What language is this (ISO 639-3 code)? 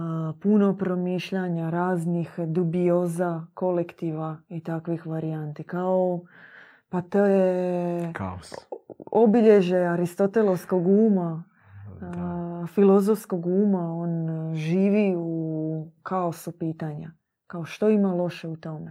hrv